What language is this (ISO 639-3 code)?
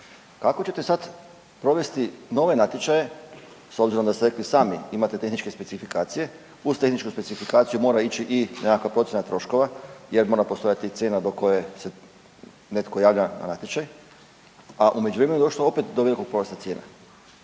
hrv